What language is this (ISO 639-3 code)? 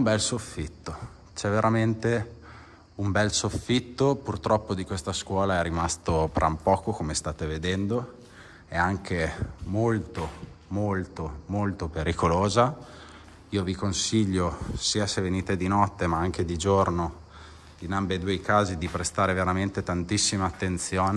ita